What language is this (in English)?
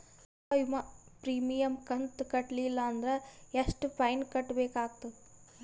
Kannada